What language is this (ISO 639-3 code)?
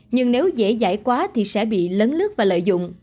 vie